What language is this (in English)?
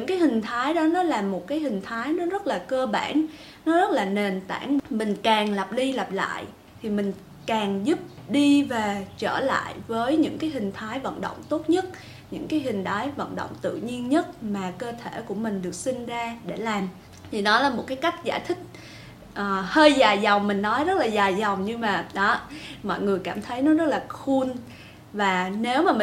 Vietnamese